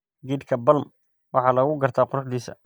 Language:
Somali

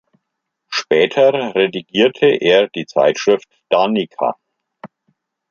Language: German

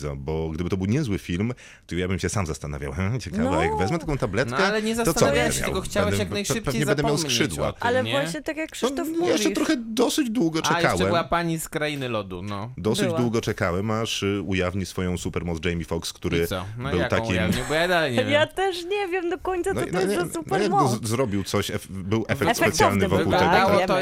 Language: Polish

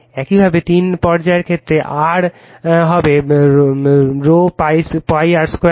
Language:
Bangla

